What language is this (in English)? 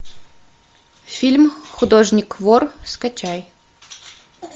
Russian